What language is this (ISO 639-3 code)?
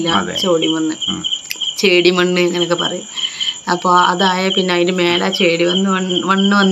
mal